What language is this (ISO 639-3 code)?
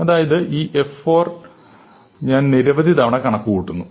mal